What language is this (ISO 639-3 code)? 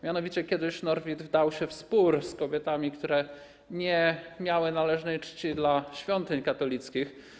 pol